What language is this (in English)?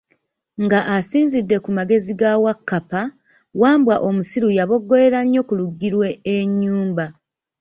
Ganda